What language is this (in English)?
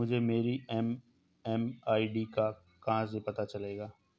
Hindi